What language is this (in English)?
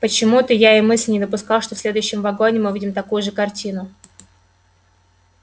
Russian